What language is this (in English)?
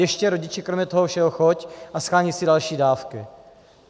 Czech